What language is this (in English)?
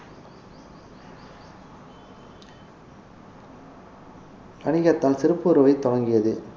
Tamil